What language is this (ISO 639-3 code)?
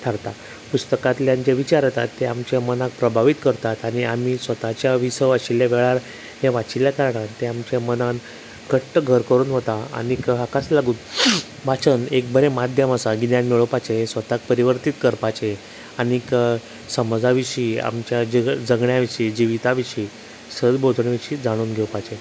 kok